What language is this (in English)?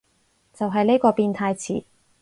Cantonese